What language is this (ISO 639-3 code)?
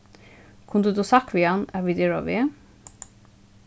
fao